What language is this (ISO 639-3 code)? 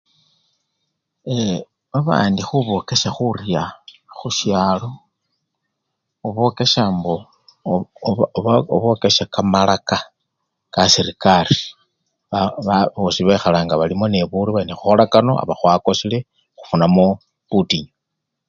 luy